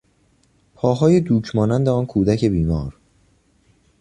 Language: Persian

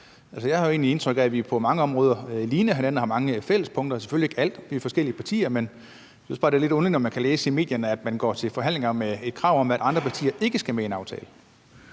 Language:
Danish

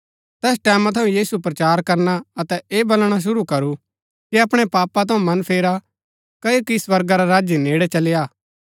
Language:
Gaddi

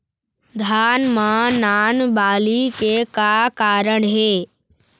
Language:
Chhattisgarhi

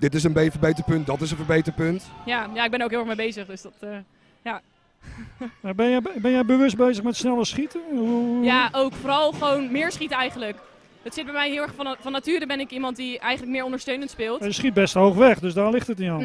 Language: Dutch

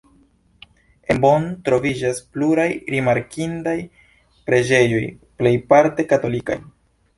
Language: Esperanto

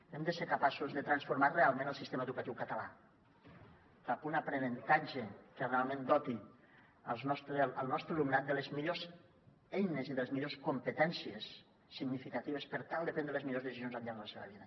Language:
Catalan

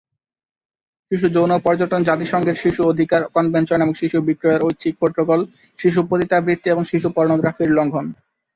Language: Bangla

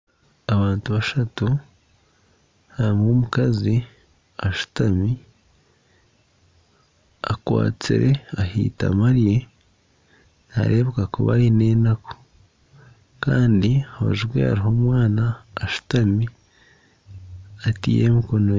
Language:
Nyankole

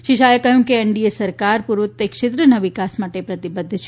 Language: Gujarati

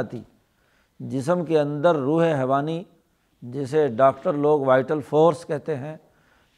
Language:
Urdu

